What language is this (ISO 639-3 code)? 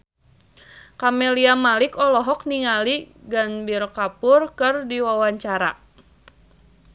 sun